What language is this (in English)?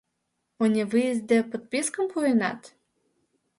Mari